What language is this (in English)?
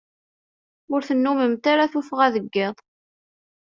Kabyle